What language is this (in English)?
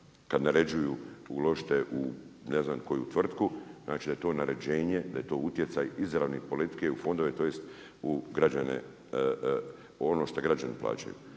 Croatian